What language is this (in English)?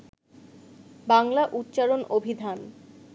Bangla